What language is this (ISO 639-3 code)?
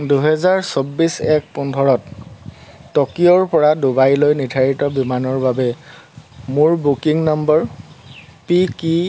asm